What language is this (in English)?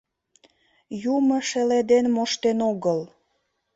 Mari